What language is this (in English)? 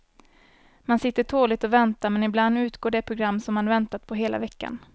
Swedish